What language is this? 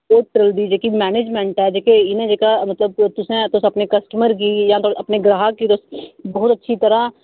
Dogri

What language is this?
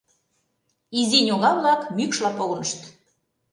Mari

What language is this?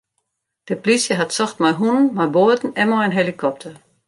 Western Frisian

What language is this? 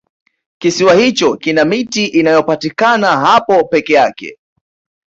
Swahili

